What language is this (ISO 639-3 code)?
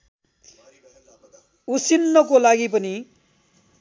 nep